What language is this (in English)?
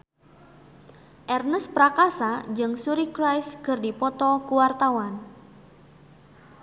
Sundanese